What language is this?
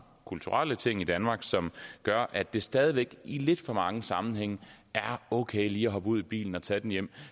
Danish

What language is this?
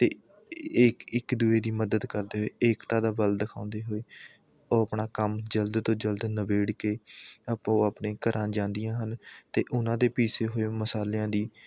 Punjabi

